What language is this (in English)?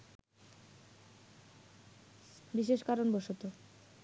Bangla